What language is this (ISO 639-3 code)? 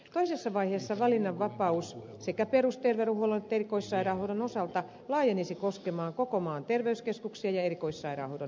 fin